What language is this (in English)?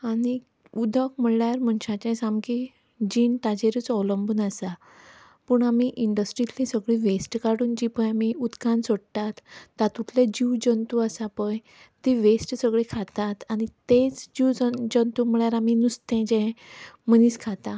Konkani